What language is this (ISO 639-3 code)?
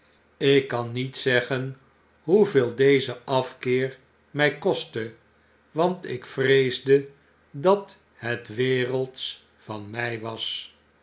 nld